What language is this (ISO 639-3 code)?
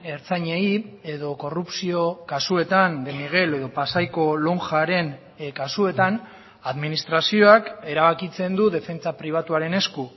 eus